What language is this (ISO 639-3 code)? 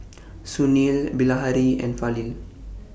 eng